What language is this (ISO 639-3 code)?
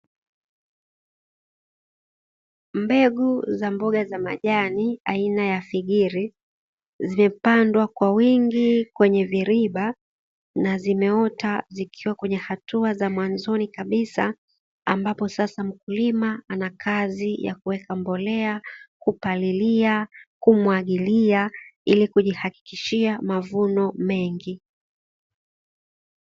swa